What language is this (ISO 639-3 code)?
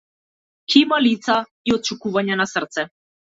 mkd